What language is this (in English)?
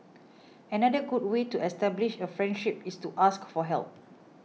English